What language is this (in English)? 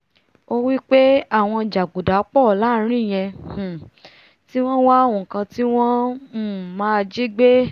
Yoruba